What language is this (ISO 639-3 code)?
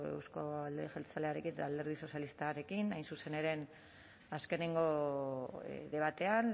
eus